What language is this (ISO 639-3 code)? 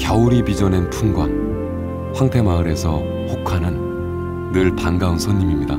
kor